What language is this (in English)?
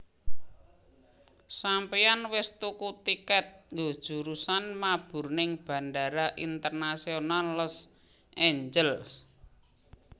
Javanese